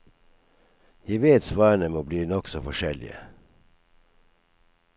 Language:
Norwegian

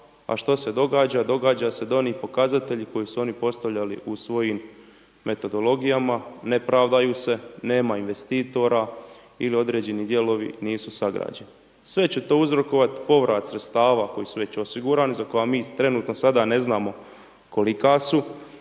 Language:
Croatian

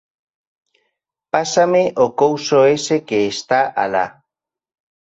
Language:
Galician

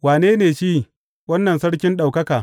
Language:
Hausa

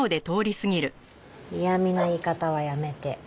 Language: Japanese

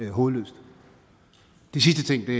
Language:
Danish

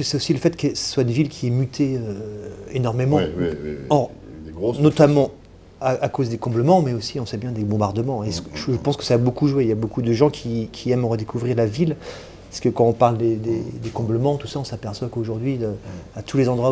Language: French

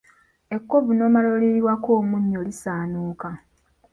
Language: Ganda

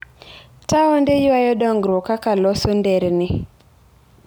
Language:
Luo (Kenya and Tanzania)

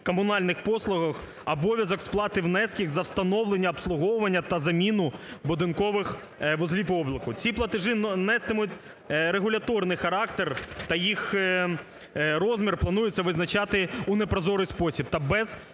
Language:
Ukrainian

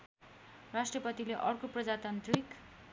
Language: Nepali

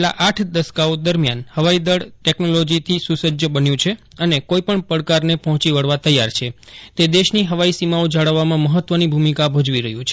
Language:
Gujarati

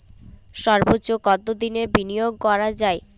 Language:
Bangla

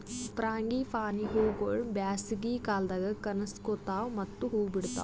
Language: Kannada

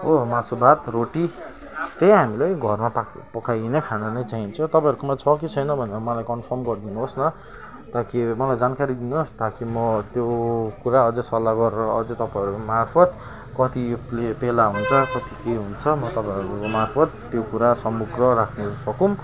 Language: Nepali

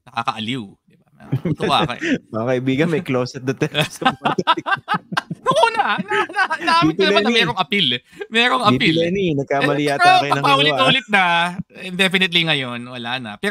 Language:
Filipino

